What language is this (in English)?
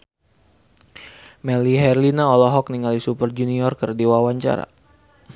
Sundanese